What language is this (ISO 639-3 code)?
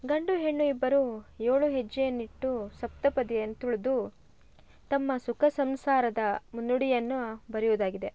kan